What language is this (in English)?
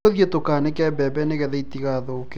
Kikuyu